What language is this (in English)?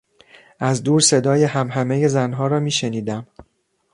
Persian